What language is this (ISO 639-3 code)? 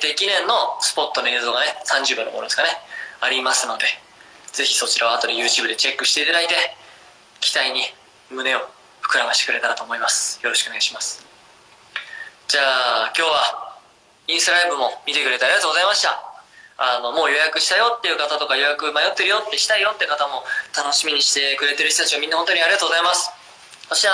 jpn